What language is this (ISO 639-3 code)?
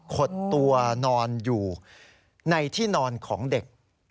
tha